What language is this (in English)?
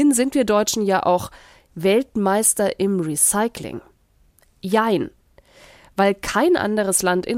German